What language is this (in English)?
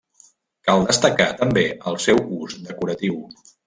Catalan